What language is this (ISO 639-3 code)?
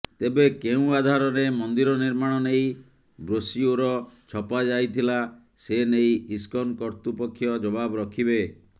ori